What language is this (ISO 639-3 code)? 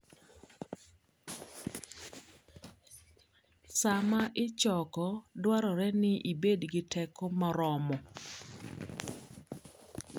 luo